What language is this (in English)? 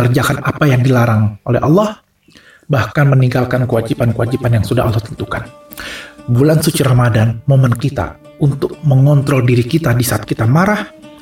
Indonesian